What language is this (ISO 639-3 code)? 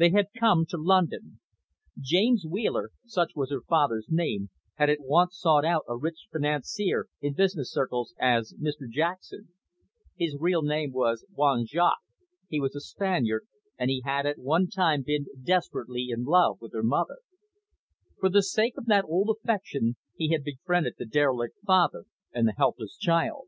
eng